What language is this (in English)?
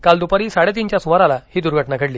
Marathi